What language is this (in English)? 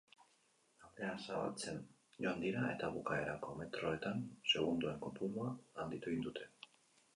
Basque